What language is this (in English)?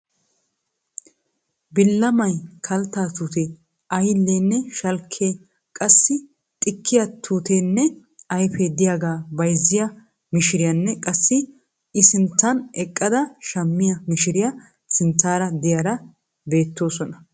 Wolaytta